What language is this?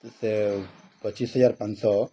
Odia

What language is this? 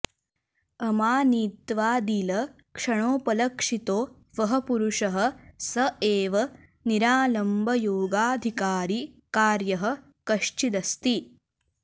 Sanskrit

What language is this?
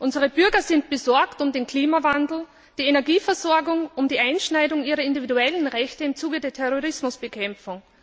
German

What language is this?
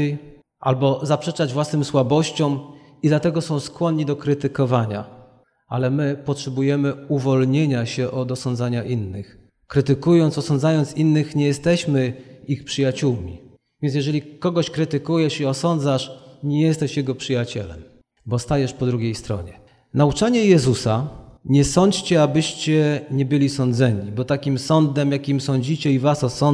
Polish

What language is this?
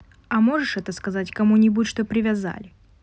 Russian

